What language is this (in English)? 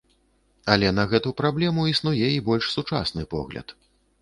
Belarusian